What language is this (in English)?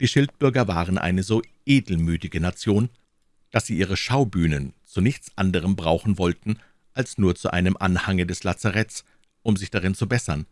German